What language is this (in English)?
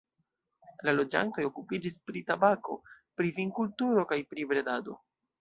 Esperanto